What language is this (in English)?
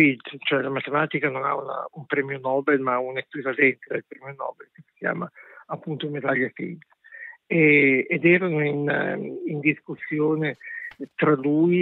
Italian